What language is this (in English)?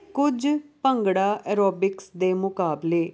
Punjabi